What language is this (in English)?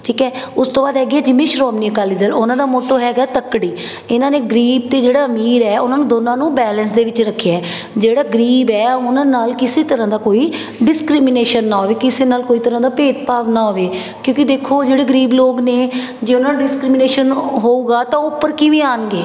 Punjabi